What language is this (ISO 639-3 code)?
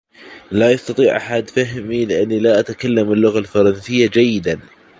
ara